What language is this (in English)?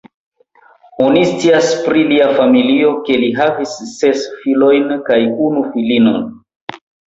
Esperanto